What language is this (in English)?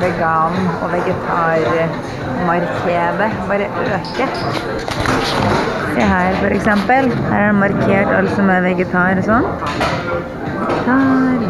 Norwegian